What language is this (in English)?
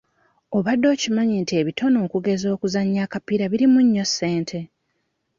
Ganda